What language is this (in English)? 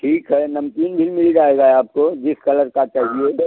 Hindi